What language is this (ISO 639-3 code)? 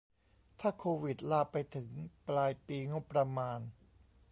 tha